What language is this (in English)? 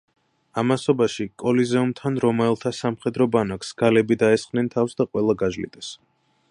Georgian